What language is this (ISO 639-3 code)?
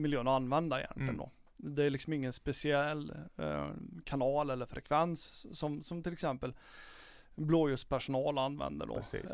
swe